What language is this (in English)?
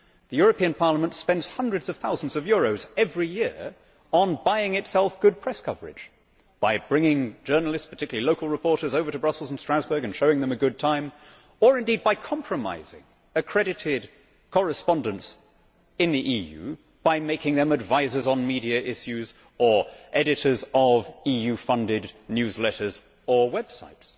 English